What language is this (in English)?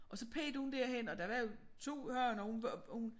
Danish